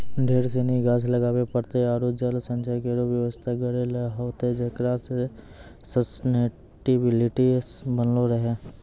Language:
Maithili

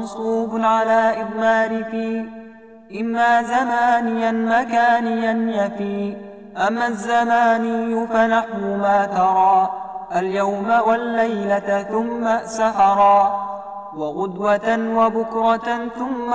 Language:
Arabic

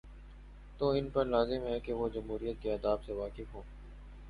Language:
Urdu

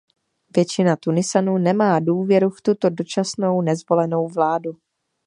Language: Czech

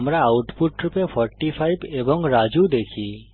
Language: Bangla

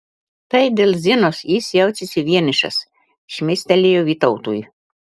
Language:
Lithuanian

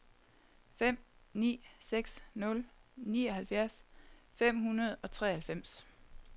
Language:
Danish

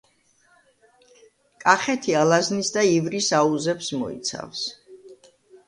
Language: Georgian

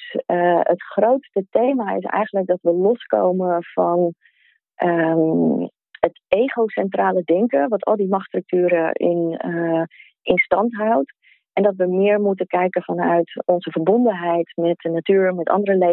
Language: Dutch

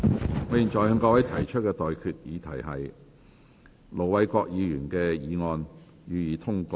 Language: Cantonese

